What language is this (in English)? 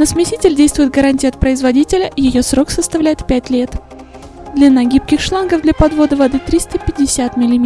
Russian